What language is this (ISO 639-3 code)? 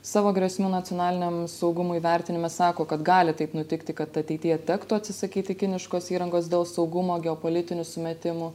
lit